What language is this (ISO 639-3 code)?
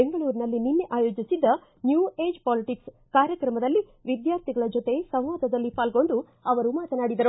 kan